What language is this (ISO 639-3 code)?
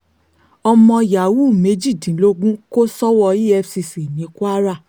yor